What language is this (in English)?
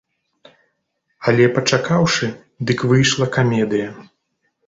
Belarusian